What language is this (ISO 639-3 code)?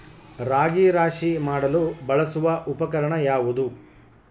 kan